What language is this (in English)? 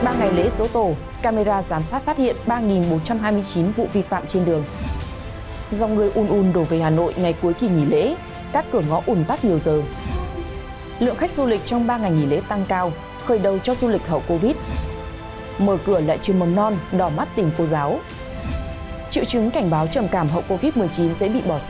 Vietnamese